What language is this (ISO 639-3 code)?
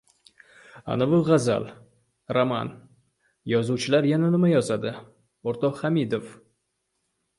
uzb